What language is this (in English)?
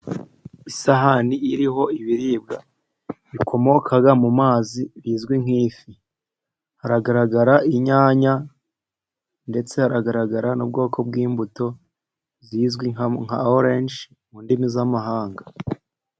Kinyarwanda